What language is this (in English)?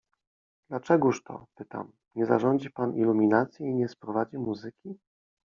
Polish